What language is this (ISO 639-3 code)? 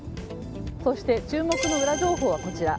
jpn